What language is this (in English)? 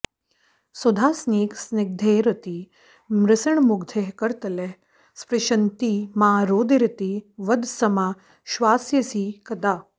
Sanskrit